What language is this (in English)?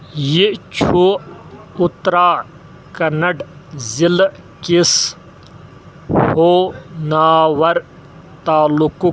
Kashmiri